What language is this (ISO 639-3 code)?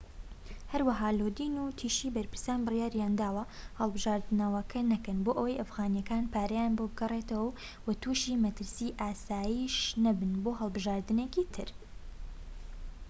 ckb